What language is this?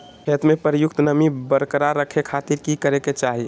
Magahi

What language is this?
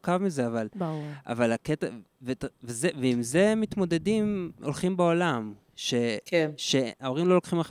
Hebrew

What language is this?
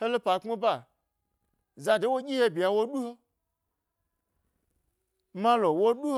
Gbari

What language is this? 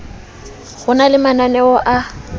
Southern Sotho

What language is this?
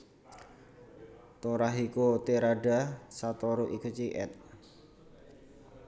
Javanese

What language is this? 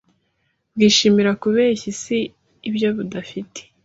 Kinyarwanda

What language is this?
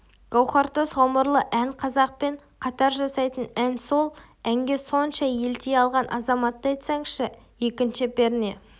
Kazakh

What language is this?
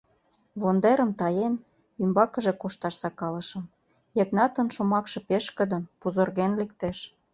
Mari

